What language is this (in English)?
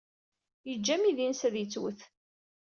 Kabyle